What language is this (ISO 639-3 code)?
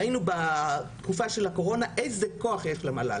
heb